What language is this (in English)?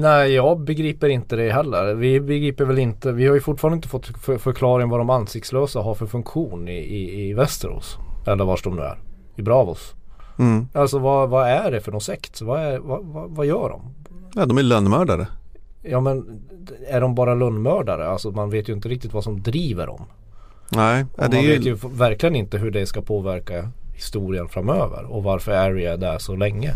Swedish